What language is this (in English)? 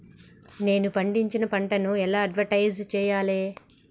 Telugu